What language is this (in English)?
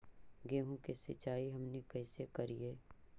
Magahi